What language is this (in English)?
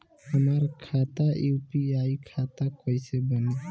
Bhojpuri